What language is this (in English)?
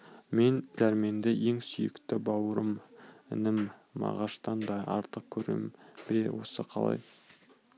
Kazakh